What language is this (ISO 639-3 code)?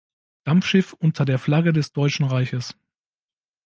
deu